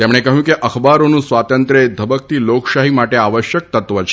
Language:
Gujarati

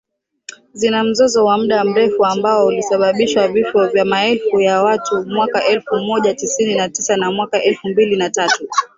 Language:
Swahili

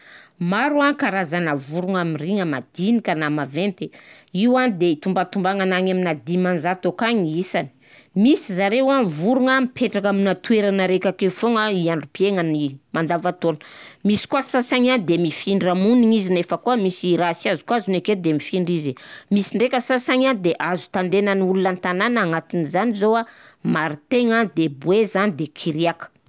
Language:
Southern Betsimisaraka Malagasy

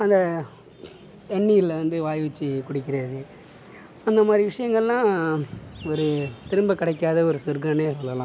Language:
Tamil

